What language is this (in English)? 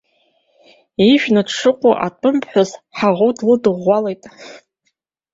Abkhazian